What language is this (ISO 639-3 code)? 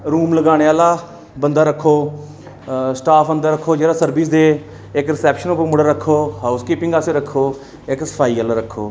doi